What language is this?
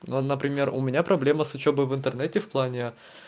Russian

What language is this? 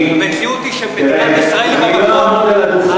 Hebrew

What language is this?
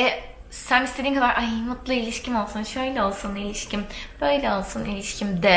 Turkish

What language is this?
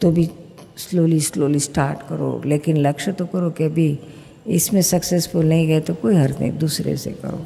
Hindi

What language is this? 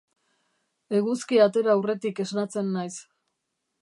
Basque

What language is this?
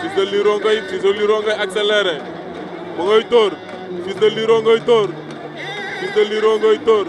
Indonesian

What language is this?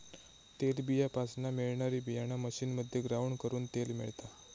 Marathi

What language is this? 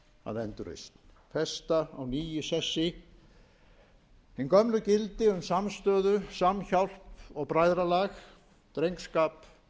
Icelandic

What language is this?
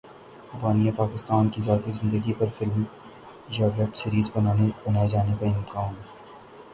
Urdu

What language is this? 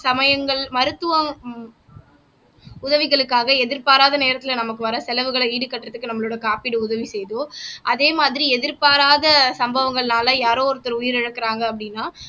Tamil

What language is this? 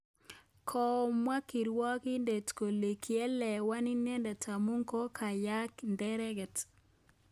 Kalenjin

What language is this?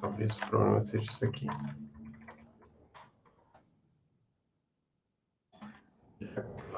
Portuguese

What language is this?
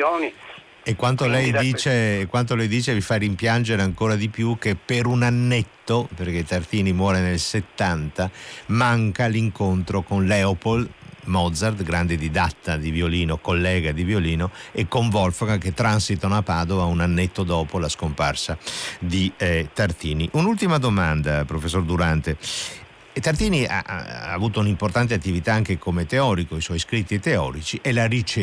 Italian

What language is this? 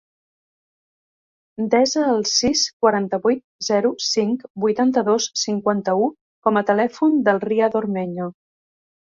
Catalan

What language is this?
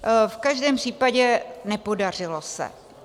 Czech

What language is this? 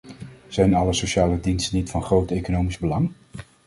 Dutch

